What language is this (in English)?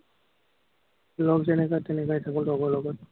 Assamese